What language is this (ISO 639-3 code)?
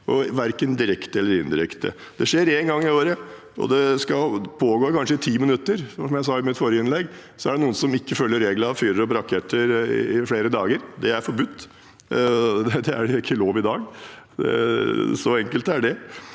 nor